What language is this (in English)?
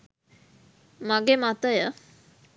Sinhala